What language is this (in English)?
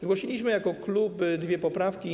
Polish